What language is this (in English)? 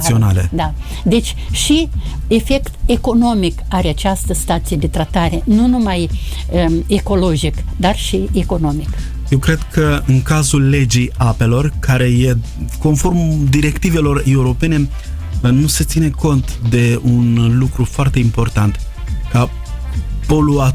Romanian